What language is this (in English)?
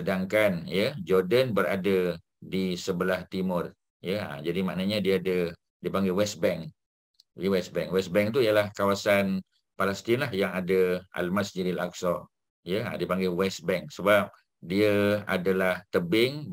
Malay